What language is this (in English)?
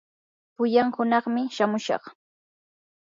Yanahuanca Pasco Quechua